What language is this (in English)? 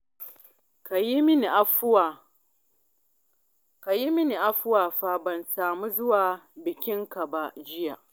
Hausa